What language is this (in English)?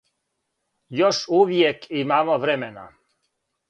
Serbian